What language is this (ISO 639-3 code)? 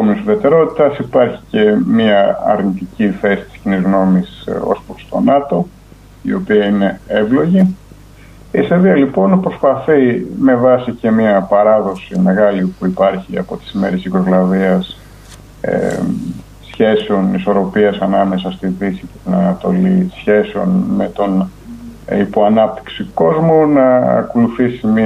ell